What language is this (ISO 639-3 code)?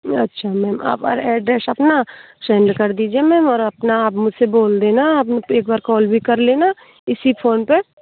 hin